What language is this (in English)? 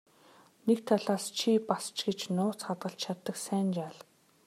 Mongolian